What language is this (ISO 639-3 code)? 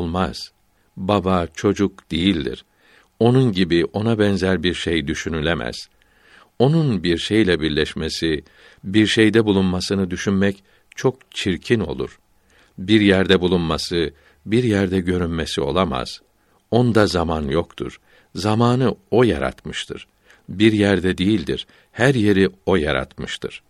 tur